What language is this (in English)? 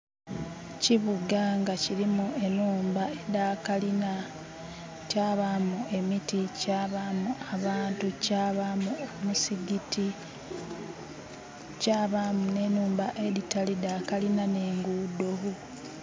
Soga